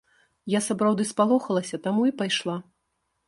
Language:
Belarusian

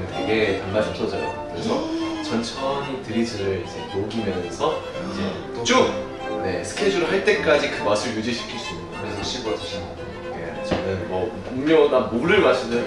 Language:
Korean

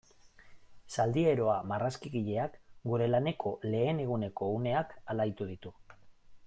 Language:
Basque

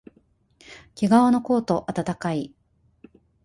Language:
Japanese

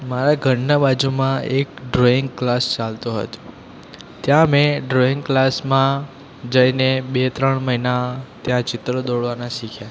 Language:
Gujarati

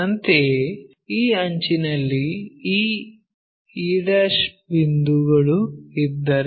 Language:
Kannada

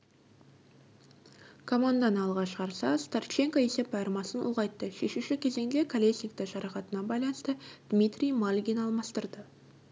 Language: Kazakh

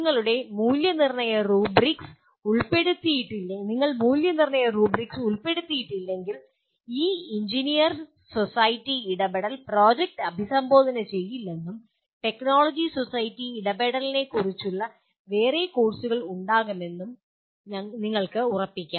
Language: Malayalam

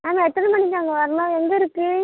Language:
Tamil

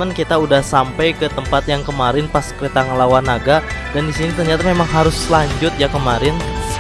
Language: Indonesian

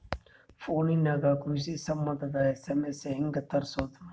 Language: Kannada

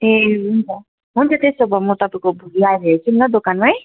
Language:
Nepali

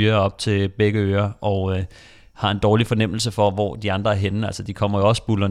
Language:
Danish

